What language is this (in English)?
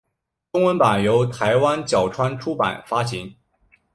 Chinese